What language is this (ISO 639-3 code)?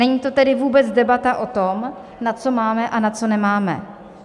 ces